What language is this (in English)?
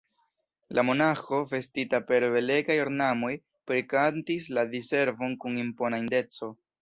Esperanto